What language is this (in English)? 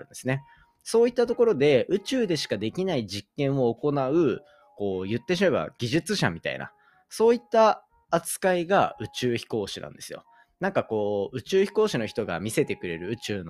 Japanese